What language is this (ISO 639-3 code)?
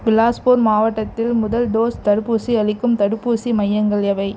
tam